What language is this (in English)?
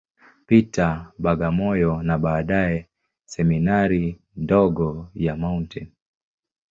Swahili